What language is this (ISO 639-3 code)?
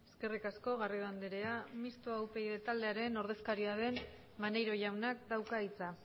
eus